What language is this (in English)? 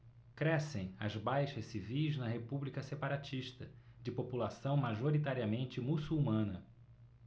Portuguese